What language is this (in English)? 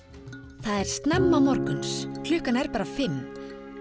Icelandic